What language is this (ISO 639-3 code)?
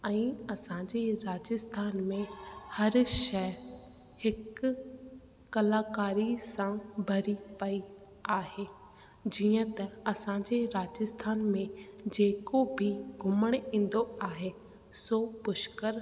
snd